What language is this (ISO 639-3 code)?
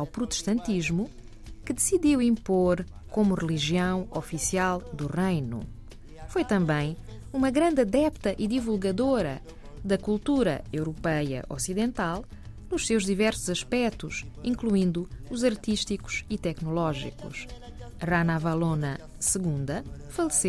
por